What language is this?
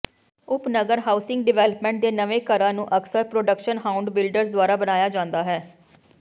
Punjabi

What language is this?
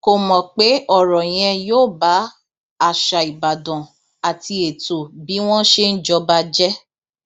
Yoruba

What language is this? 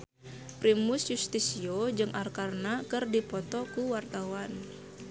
Sundanese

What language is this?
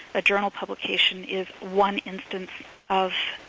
English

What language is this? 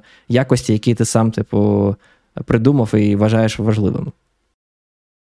Ukrainian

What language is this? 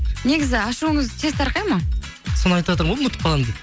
Kazakh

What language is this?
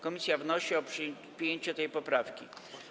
Polish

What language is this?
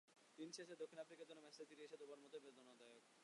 Bangla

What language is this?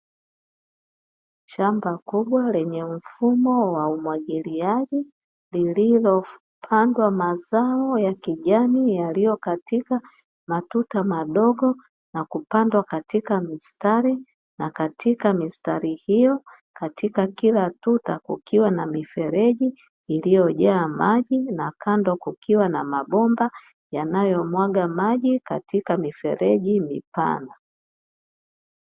Swahili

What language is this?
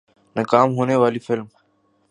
Urdu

